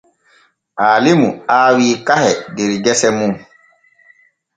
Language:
Borgu Fulfulde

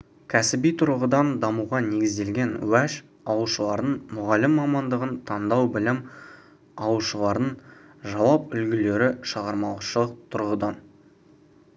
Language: Kazakh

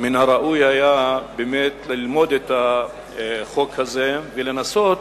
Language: Hebrew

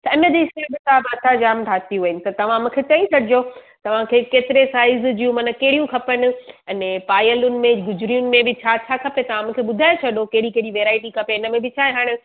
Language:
Sindhi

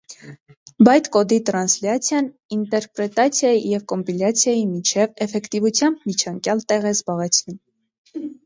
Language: Armenian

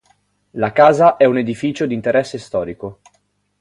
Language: Italian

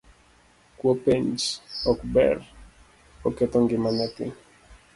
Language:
Luo (Kenya and Tanzania)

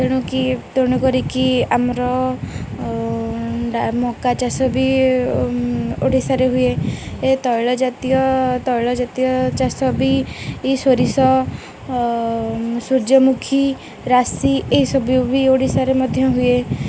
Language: Odia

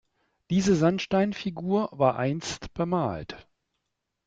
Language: German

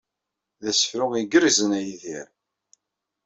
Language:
Kabyle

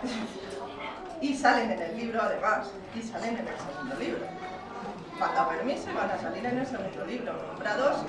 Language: Spanish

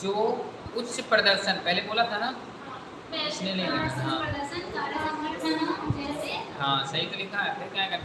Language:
Hindi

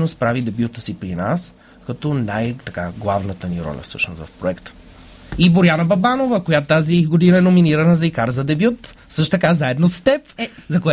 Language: Bulgarian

